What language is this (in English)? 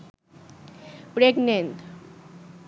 Bangla